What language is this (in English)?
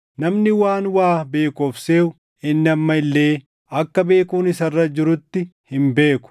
Oromo